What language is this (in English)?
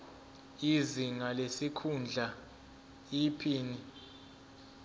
Zulu